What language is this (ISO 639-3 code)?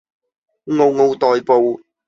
yue